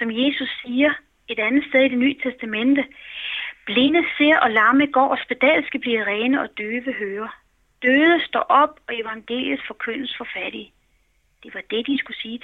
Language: Danish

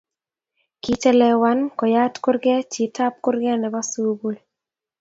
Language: Kalenjin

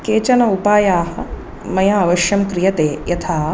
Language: Sanskrit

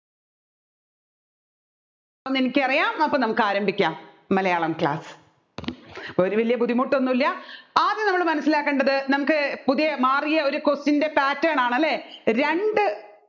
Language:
Malayalam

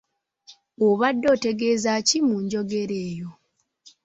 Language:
Ganda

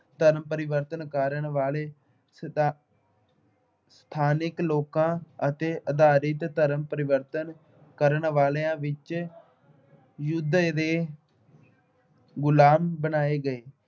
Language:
Punjabi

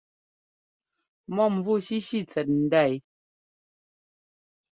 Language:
Ngomba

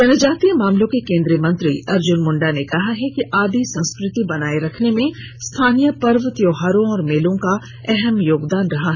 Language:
Hindi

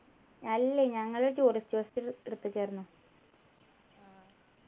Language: Malayalam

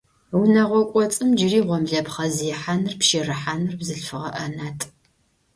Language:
Adyghe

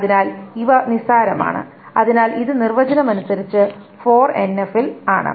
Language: Malayalam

